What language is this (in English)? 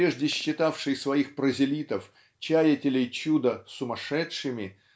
Russian